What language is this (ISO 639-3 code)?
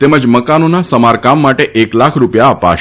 guj